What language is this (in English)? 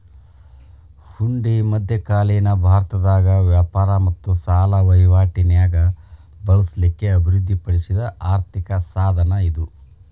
Kannada